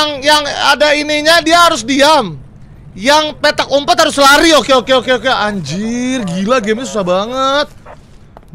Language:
Indonesian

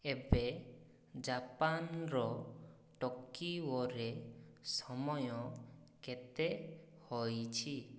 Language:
Odia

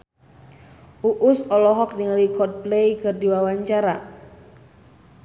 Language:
Sundanese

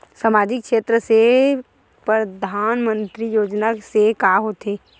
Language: Chhattisgarhi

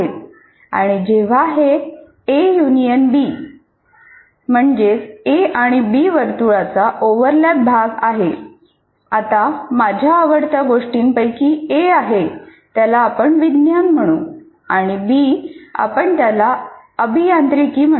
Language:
Marathi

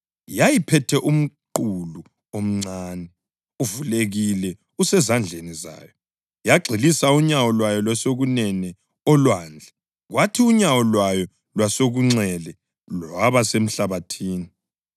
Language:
North Ndebele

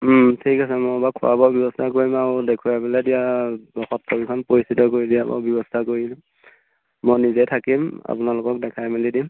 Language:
Assamese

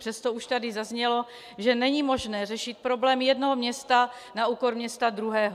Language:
Czech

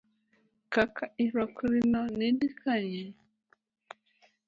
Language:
Luo (Kenya and Tanzania)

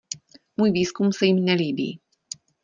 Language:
Czech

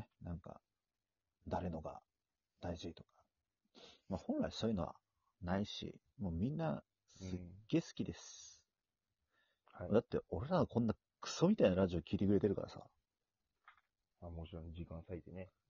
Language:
Japanese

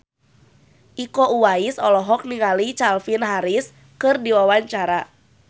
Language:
Sundanese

